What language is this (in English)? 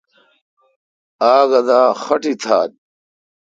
Kalkoti